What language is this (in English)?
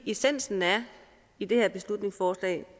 Danish